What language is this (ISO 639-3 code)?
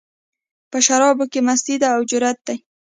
pus